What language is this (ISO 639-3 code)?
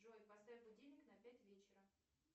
rus